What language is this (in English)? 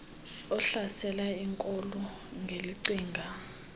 Xhosa